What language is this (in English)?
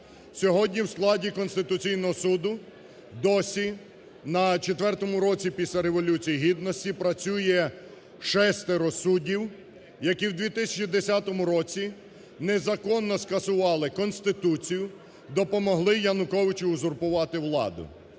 Ukrainian